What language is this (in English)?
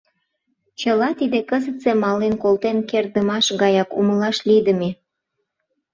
Mari